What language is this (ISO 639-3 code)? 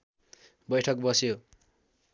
nep